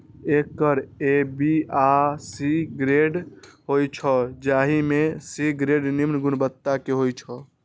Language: Maithili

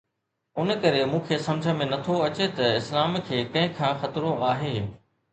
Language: Sindhi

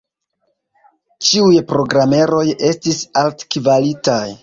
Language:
Esperanto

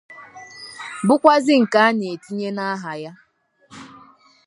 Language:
Igbo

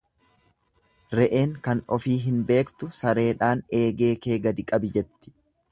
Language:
Oromo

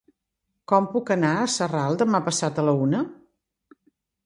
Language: Catalan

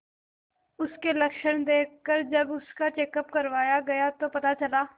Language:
Hindi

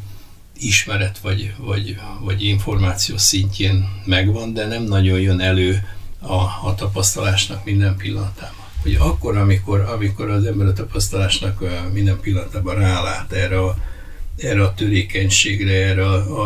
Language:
Hungarian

